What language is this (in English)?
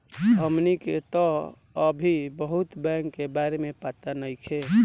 Bhojpuri